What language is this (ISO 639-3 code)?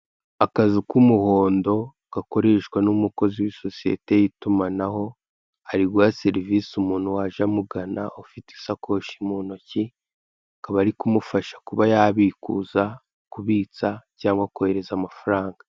kin